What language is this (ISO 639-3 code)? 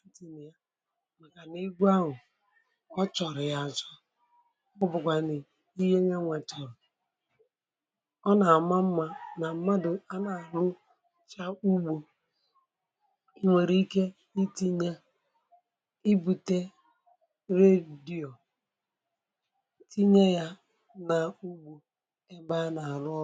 ibo